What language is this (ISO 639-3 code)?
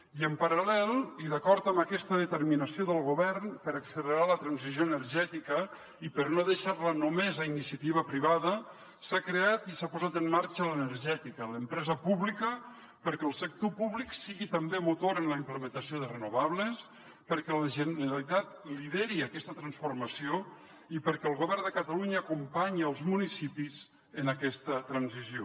cat